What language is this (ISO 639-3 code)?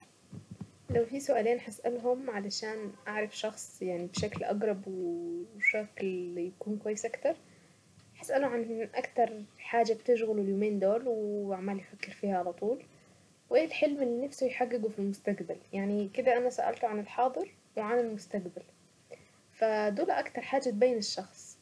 aec